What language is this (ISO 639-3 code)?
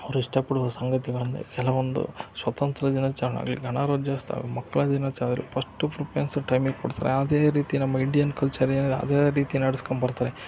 kan